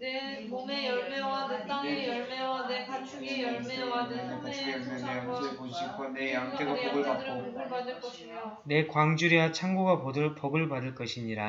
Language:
Korean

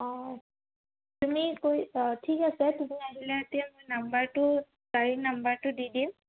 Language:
Assamese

